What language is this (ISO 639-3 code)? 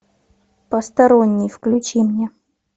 rus